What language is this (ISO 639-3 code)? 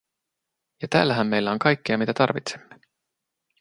fin